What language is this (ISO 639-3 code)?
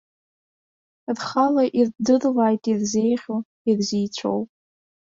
abk